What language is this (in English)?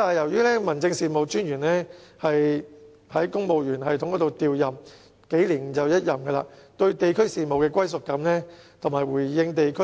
Cantonese